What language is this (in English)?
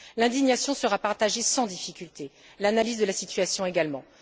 French